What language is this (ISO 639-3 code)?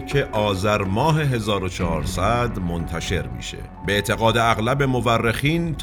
fas